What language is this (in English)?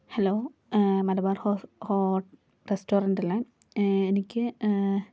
Malayalam